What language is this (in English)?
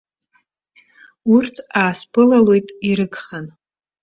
Abkhazian